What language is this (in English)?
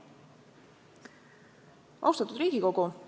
Estonian